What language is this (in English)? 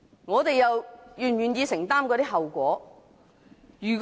Cantonese